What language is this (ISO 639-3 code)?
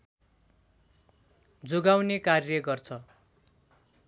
nep